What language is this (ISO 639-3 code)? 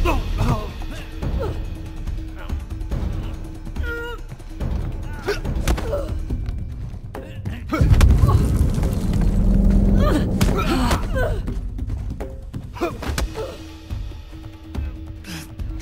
eng